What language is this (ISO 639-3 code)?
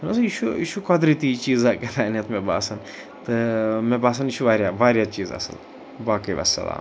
kas